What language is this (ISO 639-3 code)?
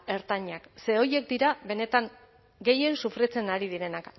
eus